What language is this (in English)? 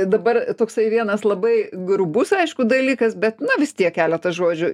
Lithuanian